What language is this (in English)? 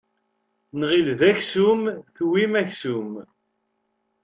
Kabyle